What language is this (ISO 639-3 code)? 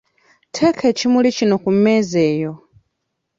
lug